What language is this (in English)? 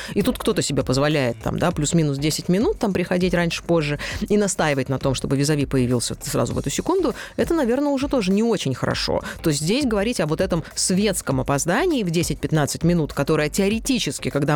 Russian